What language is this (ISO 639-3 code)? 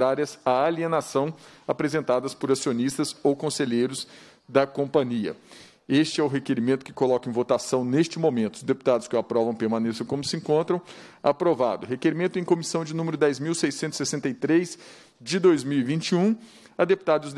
por